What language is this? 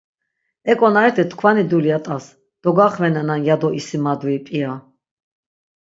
Laz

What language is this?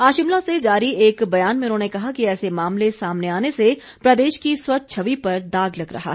Hindi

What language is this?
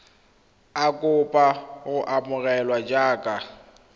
Tswana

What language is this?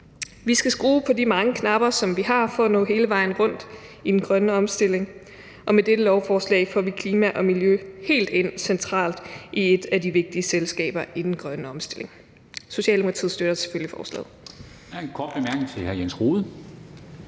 Danish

